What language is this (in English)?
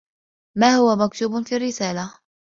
Arabic